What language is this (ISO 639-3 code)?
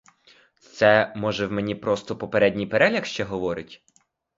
ukr